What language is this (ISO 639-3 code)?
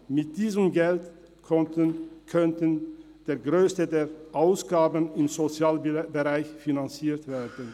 gsw